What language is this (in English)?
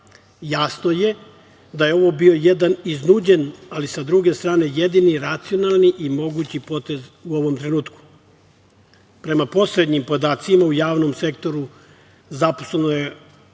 Serbian